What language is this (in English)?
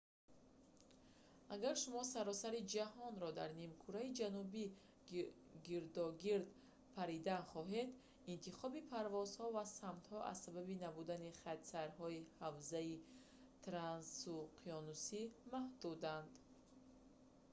Tajik